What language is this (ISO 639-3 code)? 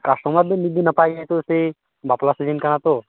sat